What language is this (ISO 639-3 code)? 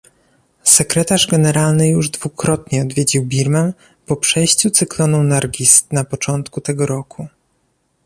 pol